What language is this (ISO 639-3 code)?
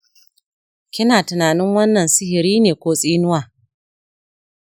hau